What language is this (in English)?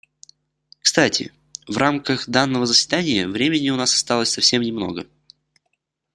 Russian